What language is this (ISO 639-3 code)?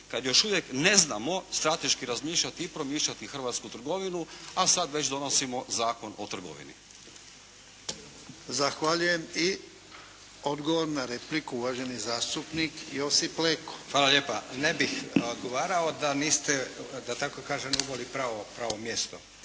hrv